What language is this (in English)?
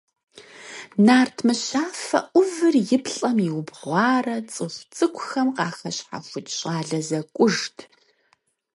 Kabardian